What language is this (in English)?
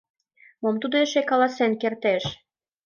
Mari